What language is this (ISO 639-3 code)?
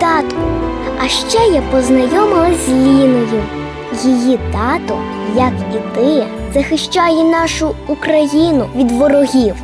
ukr